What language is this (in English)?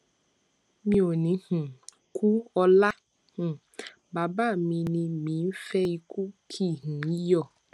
Yoruba